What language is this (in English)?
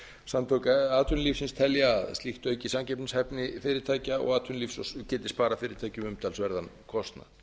Icelandic